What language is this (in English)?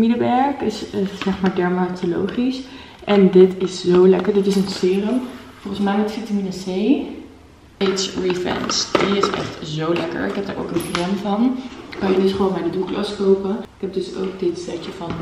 Dutch